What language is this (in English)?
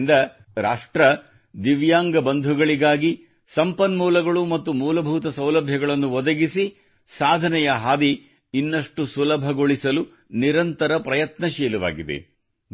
Kannada